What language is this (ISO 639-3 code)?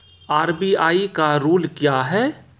mai